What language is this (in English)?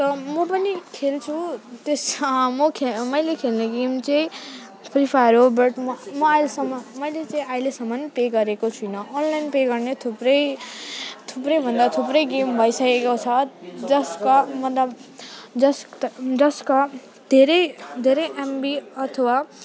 Nepali